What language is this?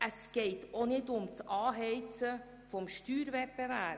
Swiss German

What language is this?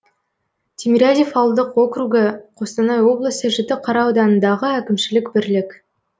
Kazakh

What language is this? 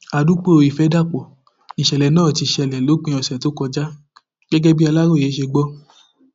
Yoruba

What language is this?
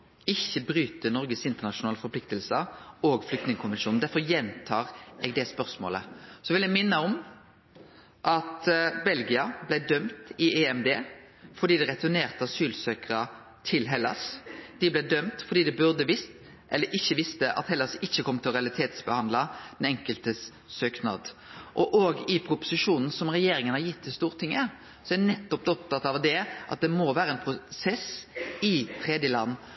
Norwegian Nynorsk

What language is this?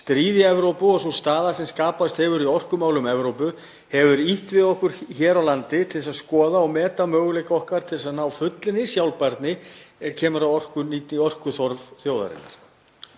Icelandic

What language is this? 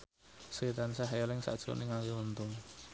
Javanese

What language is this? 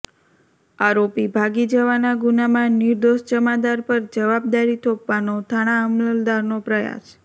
Gujarati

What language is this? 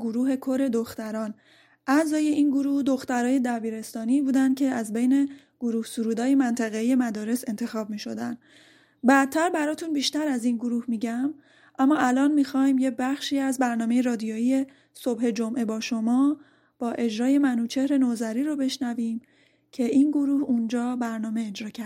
Persian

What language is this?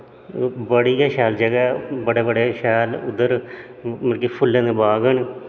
Dogri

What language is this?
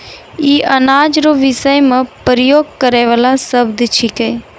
Maithili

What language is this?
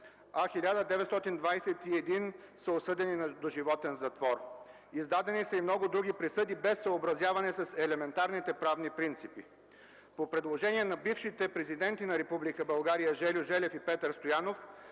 Bulgarian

